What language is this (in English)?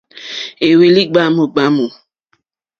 Mokpwe